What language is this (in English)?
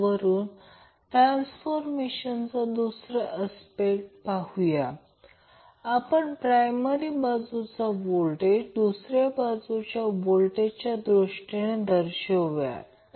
Marathi